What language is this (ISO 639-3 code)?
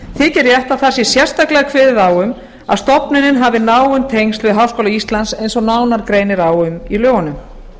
isl